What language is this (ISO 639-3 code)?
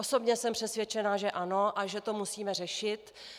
ces